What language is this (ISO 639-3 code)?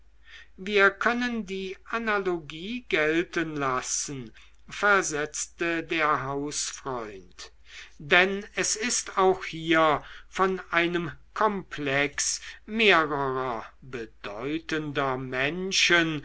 deu